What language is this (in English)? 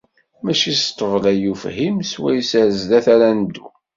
Kabyle